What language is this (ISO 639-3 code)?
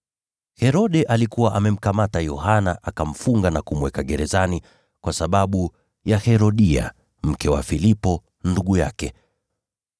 swa